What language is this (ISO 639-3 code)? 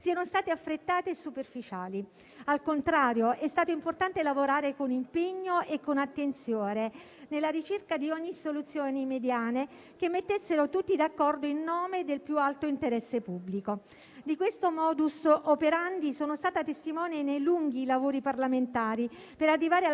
ita